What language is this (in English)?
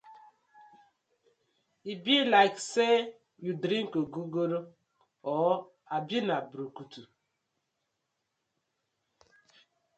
Nigerian Pidgin